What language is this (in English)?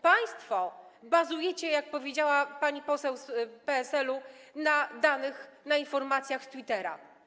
Polish